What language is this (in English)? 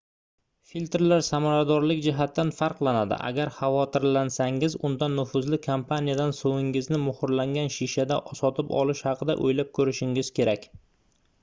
Uzbek